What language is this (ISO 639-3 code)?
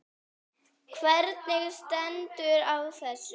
isl